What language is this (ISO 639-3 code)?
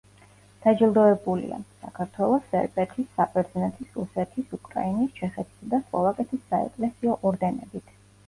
kat